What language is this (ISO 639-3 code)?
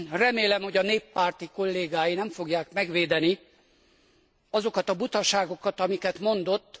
hun